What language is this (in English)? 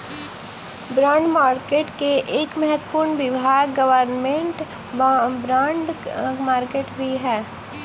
Magahi